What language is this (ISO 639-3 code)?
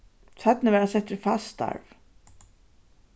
fao